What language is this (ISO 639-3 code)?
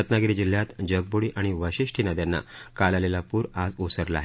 mar